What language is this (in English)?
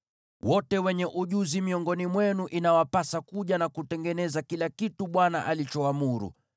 Swahili